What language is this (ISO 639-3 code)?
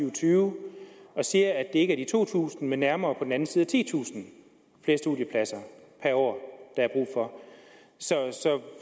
dan